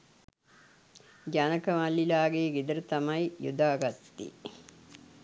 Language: Sinhala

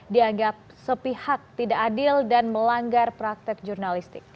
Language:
Indonesian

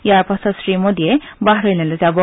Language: Assamese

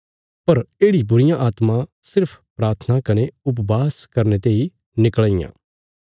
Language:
Bilaspuri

